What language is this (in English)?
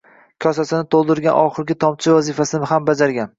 Uzbek